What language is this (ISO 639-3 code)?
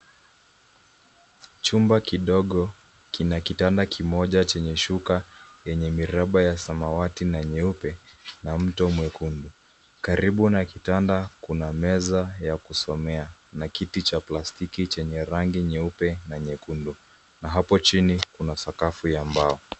swa